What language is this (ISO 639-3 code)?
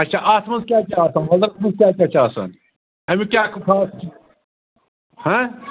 kas